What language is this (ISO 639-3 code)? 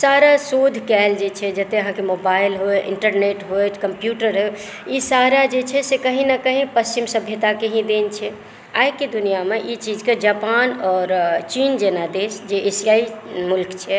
mai